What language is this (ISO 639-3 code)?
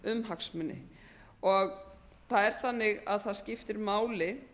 isl